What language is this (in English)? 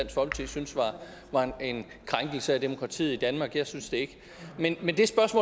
Danish